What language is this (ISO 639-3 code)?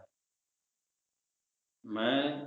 pan